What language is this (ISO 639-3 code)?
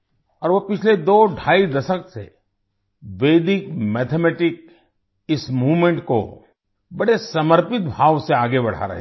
hin